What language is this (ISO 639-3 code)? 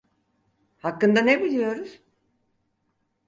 tur